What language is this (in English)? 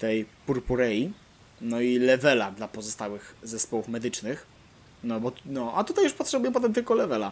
Polish